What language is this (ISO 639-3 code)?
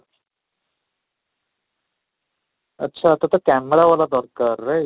ori